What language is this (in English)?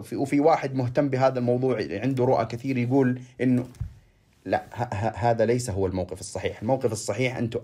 Arabic